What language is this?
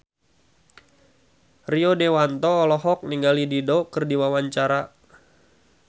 Sundanese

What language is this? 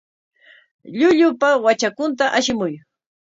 Corongo Ancash Quechua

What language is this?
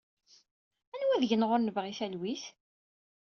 Kabyle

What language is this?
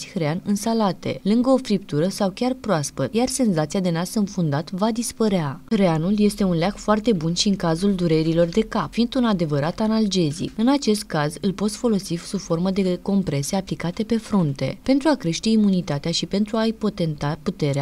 Romanian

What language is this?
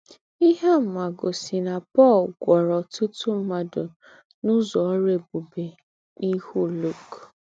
Igbo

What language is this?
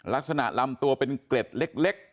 Thai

